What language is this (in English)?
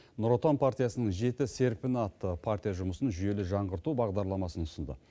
Kazakh